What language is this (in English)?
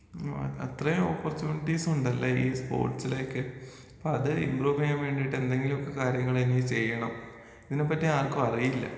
Malayalam